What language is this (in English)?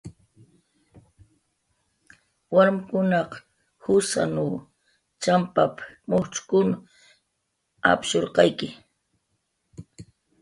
Jaqaru